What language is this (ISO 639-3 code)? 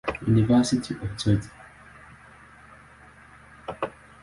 swa